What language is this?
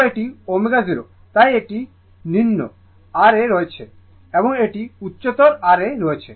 Bangla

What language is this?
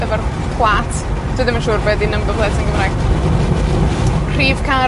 Welsh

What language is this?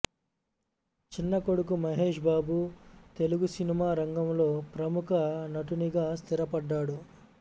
Telugu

